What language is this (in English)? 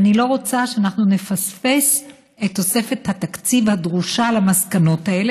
Hebrew